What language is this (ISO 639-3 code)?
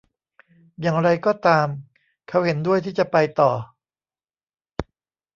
tha